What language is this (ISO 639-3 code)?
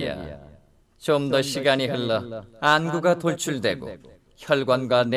kor